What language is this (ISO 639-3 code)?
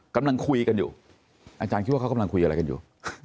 tha